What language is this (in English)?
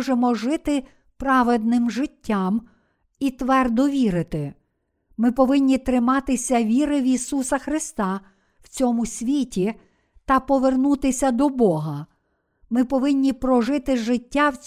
Ukrainian